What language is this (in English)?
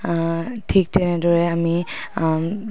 Assamese